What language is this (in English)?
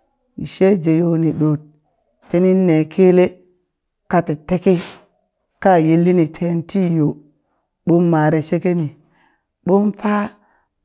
Burak